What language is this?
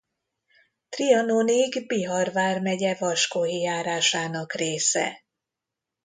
Hungarian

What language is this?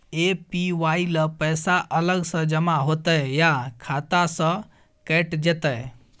Maithili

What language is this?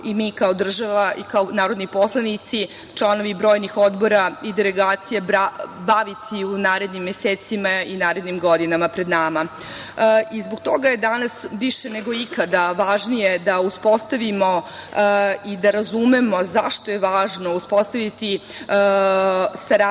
Serbian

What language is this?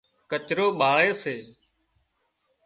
Wadiyara Koli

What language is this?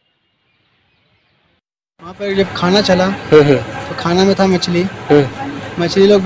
Hindi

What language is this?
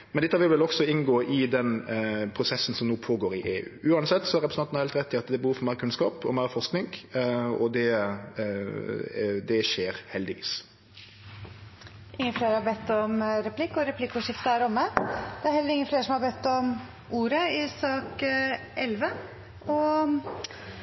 Norwegian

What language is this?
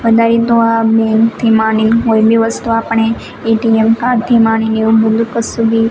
Gujarati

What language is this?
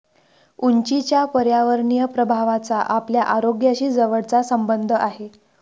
Marathi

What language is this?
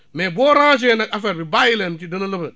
Wolof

